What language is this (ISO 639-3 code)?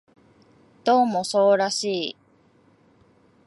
jpn